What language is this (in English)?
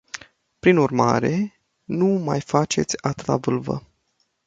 Romanian